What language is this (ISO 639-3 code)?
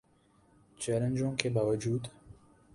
urd